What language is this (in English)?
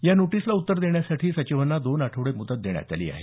Marathi